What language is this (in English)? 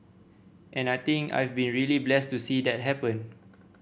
English